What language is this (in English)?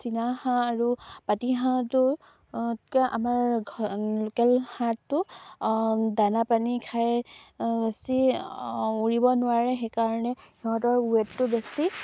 Assamese